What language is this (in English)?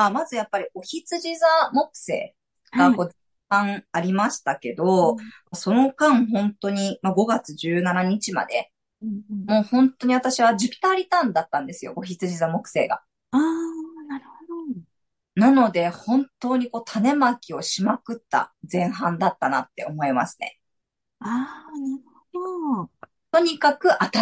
Japanese